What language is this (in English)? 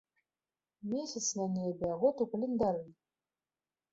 Belarusian